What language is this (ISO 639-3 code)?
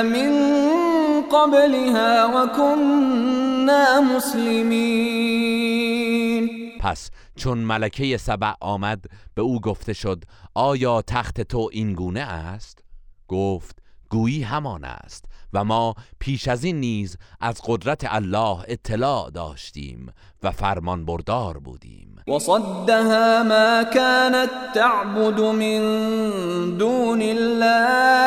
fas